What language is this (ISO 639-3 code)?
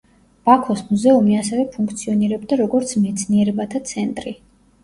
kat